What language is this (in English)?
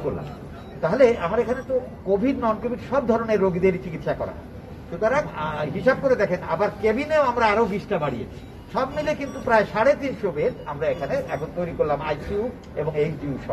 Turkish